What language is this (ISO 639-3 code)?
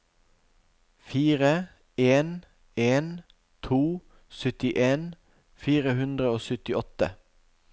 nor